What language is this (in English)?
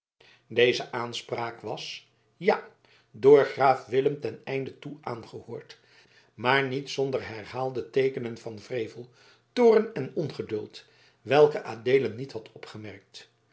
Dutch